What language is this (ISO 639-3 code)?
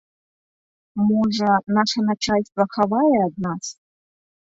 bel